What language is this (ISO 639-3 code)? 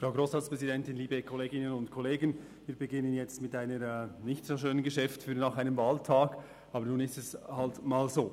gsw